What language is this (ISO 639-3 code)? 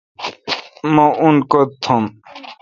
xka